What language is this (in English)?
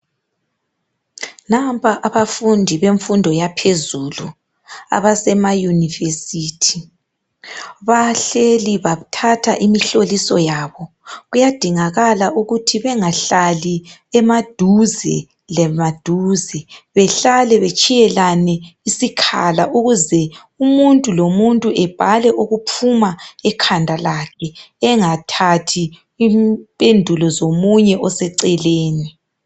North Ndebele